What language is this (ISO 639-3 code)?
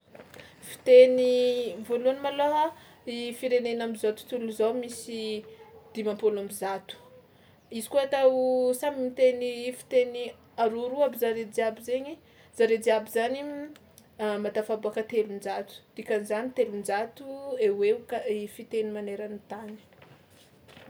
xmw